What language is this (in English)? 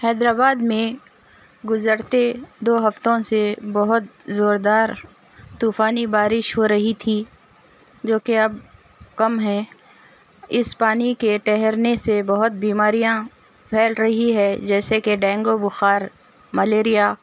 Urdu